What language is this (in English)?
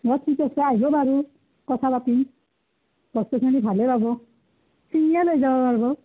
Assamese